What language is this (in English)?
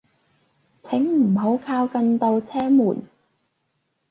Cantonese